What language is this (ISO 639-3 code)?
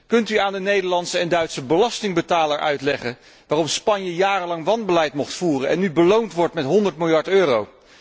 nld